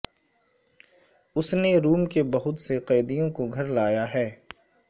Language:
Urdu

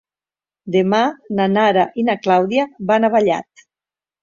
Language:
Catalan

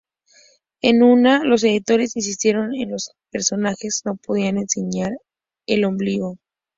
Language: Spanish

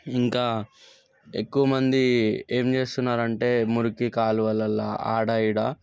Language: Telugu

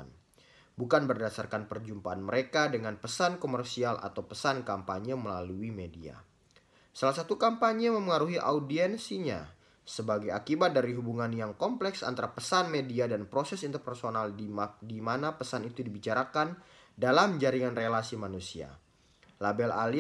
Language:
Indonesian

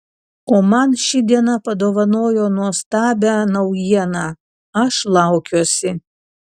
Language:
Lithuanian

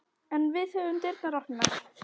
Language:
Icelandic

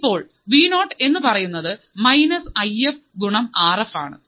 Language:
Malayalam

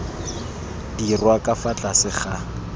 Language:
Tswana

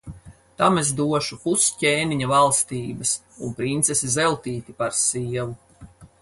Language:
Latvian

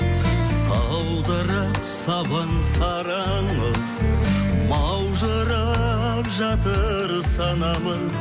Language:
Kazakh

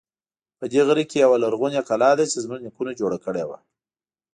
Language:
Pashto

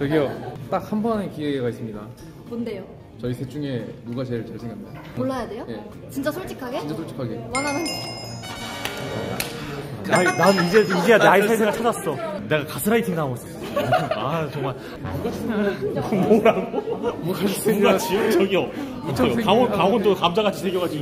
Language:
Korean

